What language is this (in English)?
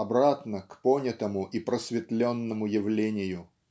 Russian